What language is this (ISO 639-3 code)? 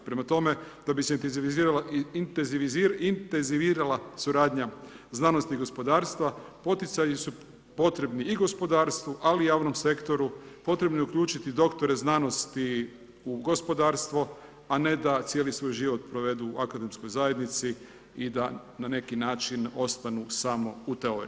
hrv